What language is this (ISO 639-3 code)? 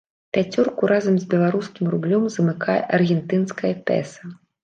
bel